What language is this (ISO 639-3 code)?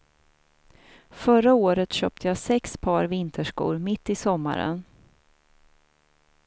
swe